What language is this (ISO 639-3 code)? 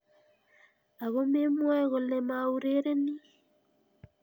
kln